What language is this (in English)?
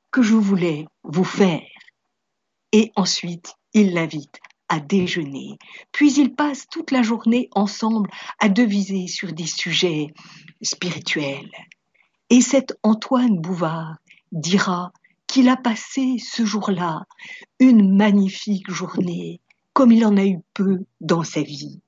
French